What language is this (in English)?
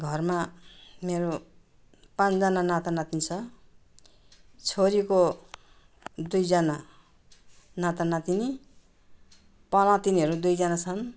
Nepali